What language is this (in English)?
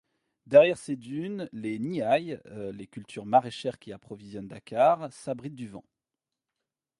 French